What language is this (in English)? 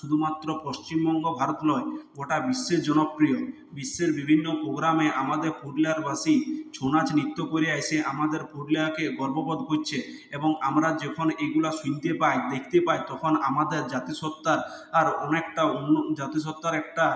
Bangla